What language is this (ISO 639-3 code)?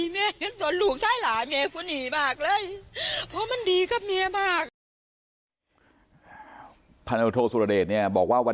tha